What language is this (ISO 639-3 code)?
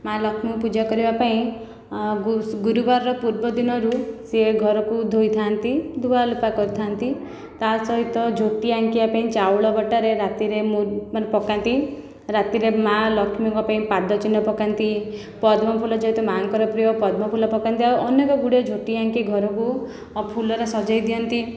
ori